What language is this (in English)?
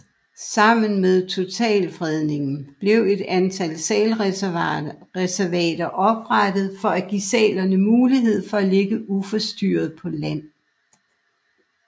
Danish